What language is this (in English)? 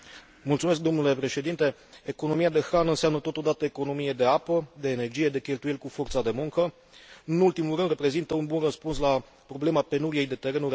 Romanian